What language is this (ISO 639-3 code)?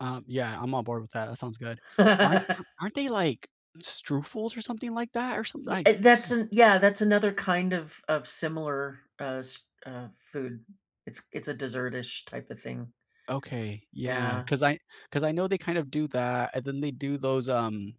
eng